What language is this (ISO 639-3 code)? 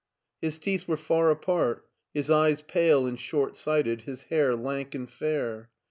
eng